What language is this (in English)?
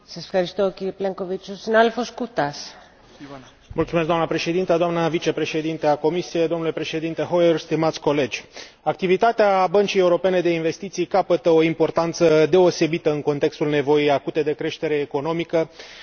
Romanian